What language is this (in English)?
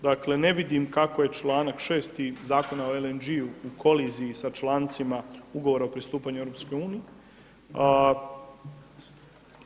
Croatian